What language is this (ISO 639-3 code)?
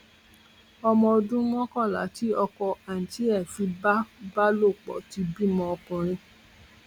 yor